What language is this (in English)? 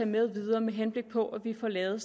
Danish